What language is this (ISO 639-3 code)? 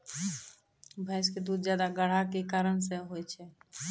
mai